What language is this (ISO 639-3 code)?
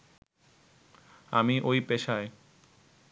ben